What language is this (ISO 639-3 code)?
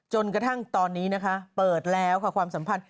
tha